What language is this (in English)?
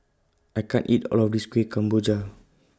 English